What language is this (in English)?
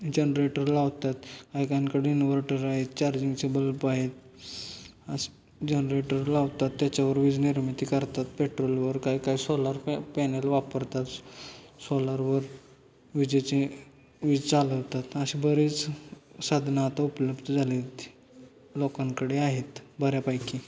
Marathi